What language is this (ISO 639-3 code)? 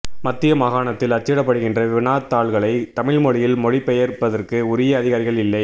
tam